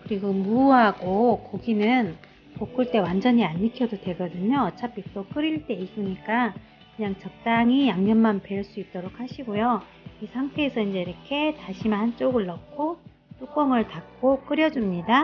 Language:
Korean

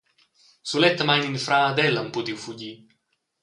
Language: Romansh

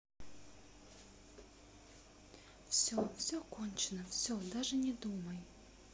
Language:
Russian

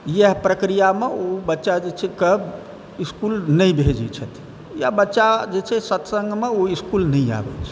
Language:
Maithili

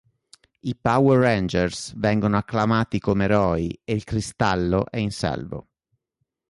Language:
Italian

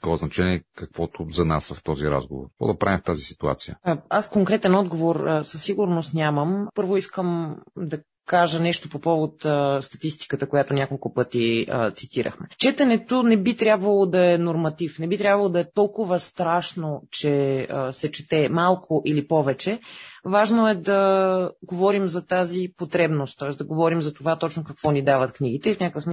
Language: Bulgarian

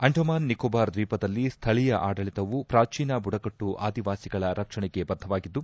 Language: Kannada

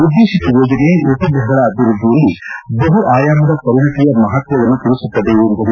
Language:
Kannada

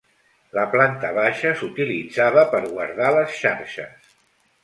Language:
Catalan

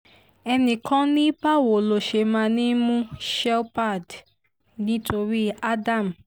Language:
Yoruba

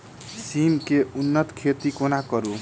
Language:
Maithili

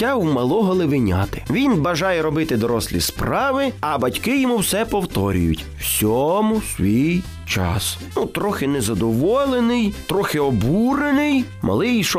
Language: Ukrainian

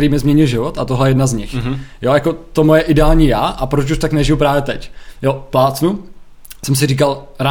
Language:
Czech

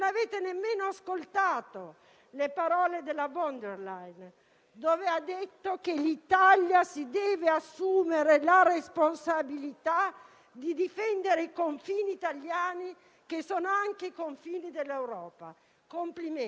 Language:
Italian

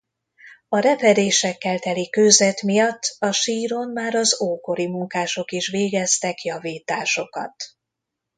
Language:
Hungarian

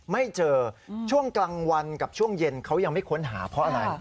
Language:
Thai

